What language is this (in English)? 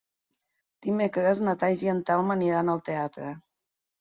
Catalan